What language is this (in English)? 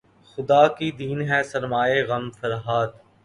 Urdu